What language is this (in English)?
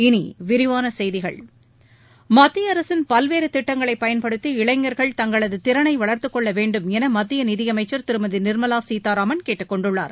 Tamil